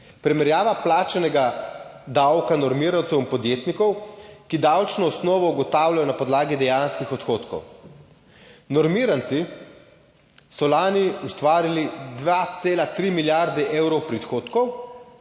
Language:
Slovenian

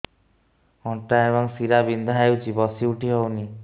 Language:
Odia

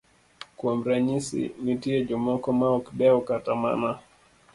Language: Luo (Kenya and Tanzania)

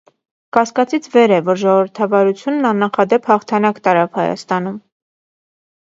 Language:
Armenian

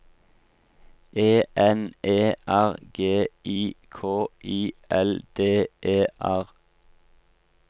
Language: Norwegian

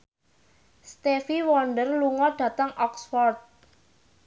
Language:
Javanese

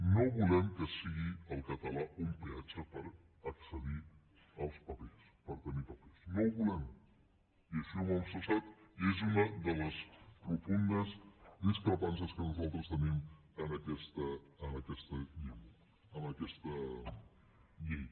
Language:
Catalan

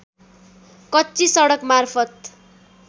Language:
Nepali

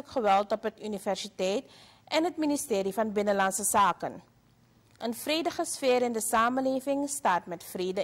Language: Dutch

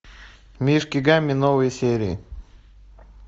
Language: Russian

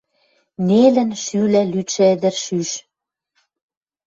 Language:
Western Mari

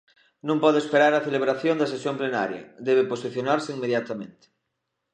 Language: Galician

